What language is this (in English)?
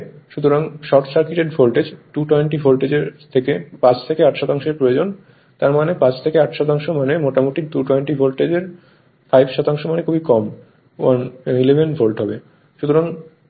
Bangla